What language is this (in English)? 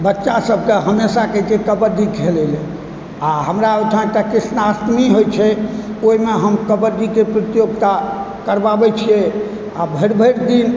Maithili